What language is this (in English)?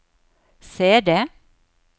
Norwegian